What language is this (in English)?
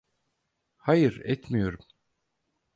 Turkish